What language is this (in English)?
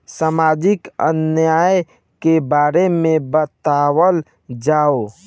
Bhojpuri